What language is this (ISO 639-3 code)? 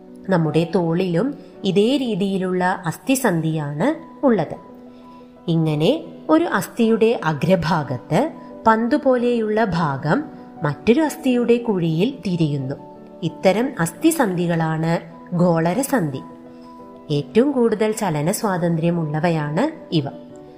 mal